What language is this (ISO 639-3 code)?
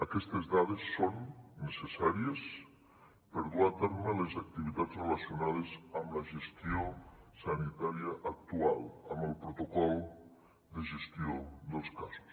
cat